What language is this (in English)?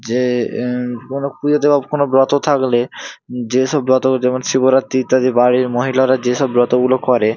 Bangla